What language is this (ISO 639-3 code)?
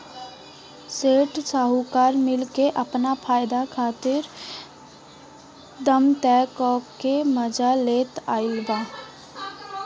bho